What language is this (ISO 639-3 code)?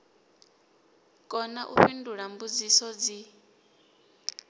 ven